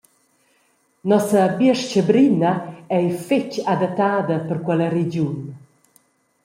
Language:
Romansh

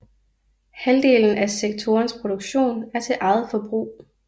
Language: Danish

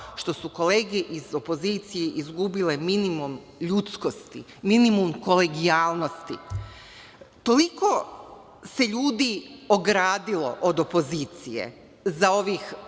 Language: Serbian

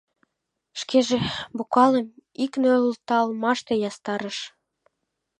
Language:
Mari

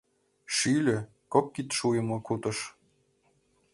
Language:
Mari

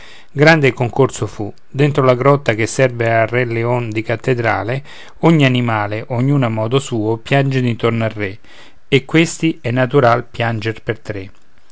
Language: Italian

